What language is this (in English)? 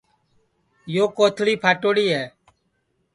Sansi